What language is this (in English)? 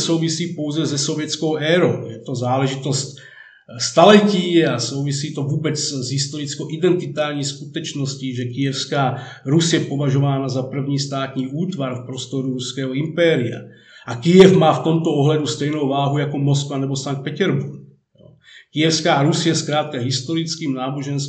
Czech